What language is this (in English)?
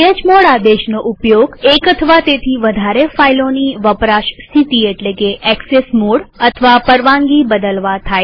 Gujarati